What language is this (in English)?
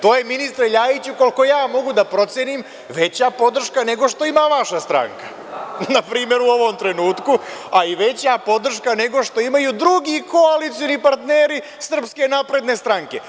Serbian